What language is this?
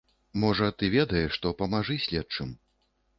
Belarusian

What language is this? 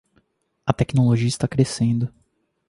Portuguese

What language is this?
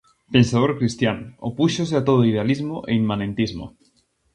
Galician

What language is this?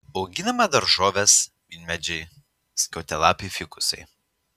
Lithuanian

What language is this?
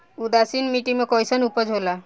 Bhojpuri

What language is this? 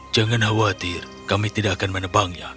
Indonesian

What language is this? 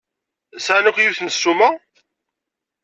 Kabyle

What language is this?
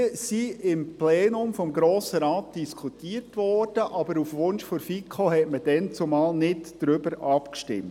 Swiss German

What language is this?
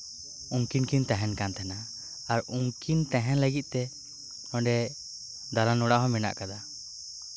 Santali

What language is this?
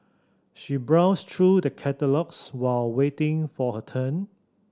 English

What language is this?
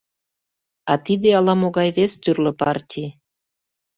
Mari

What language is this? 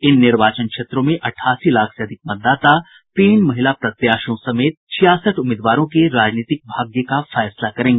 Hindi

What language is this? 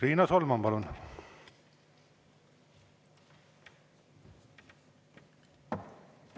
Estonian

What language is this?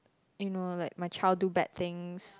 English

